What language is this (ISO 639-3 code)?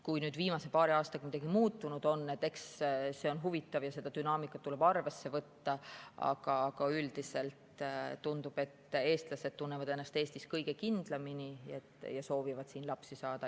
est